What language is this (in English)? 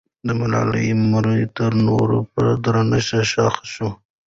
Pashto